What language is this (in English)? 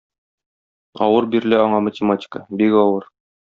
Tatar